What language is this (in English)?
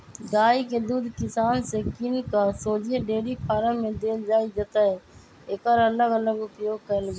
Magahi